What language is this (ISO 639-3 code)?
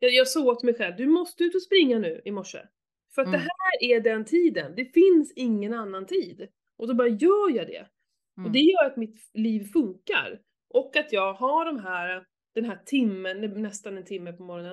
swe